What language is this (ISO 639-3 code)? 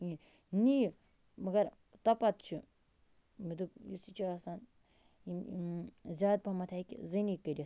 kas